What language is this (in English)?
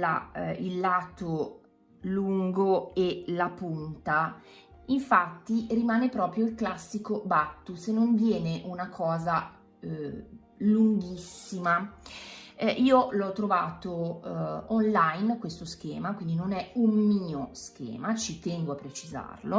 Italian